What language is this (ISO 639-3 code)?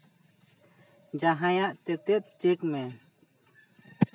sat